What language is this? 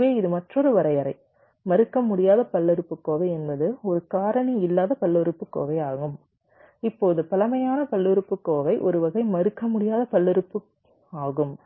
Tamil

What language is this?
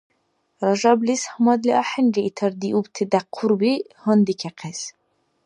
Dargwa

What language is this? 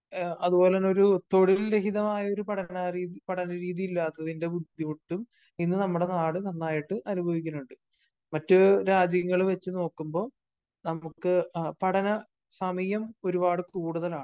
Malayalam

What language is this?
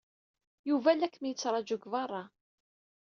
Kabyle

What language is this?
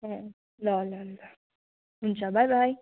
Nepali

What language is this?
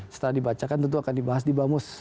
Indonesian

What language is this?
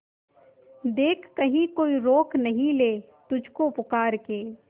Hindi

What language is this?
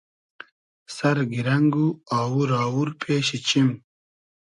Hazaragi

